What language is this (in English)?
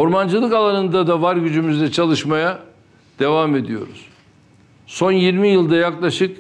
Turkish